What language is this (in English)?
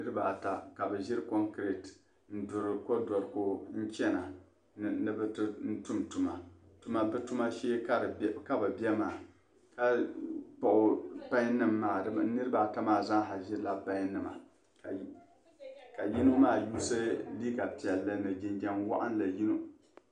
Dagbani